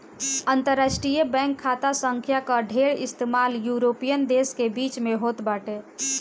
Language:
Bhojpuri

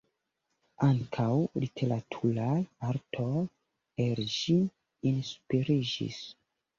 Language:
Esperanto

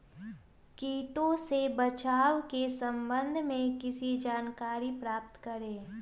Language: Magahi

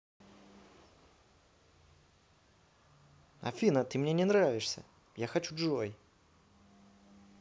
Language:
Russian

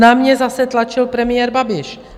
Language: Czech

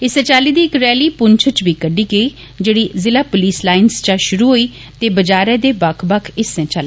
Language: Dogri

